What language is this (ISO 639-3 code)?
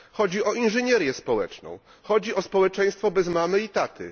pol